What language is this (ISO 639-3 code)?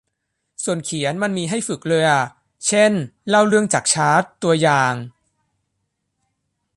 tha